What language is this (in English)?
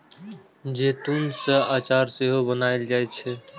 Maithili